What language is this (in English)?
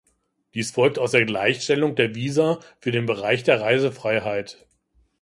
German